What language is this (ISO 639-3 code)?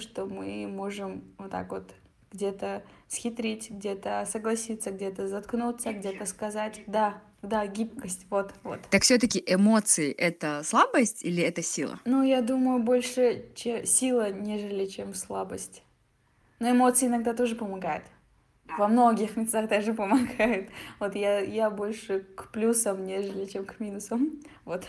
rus